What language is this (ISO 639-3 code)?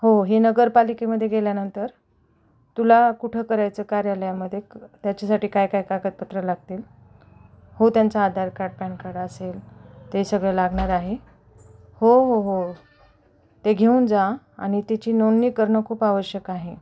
mar